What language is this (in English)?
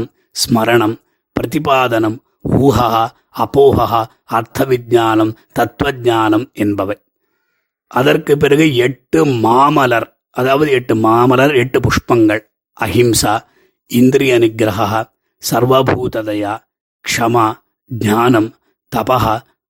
Tamil